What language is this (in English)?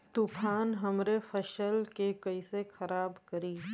Bhojpuri